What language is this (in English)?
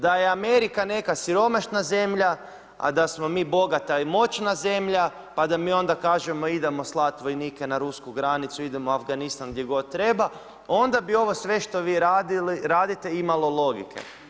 Croatian